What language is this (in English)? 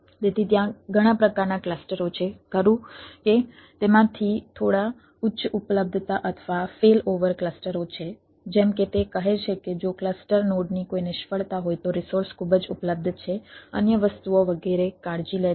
Gujarati